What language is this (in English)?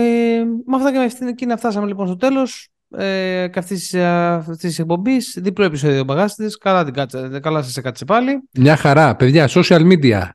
Greek